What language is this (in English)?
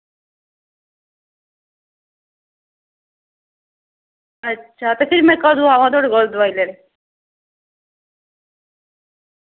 Dogri